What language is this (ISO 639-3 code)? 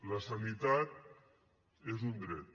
cat